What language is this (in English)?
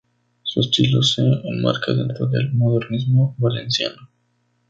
Spanish